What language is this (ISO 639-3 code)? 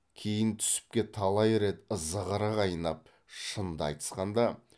kaz